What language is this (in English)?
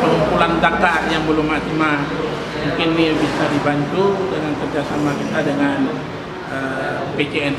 Indonesian